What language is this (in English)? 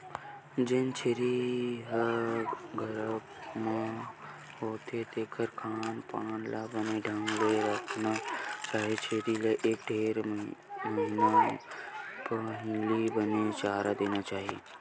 Chhattisgarhi